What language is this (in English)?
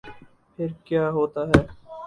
Urdu